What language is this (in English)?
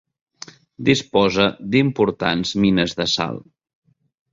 Catalan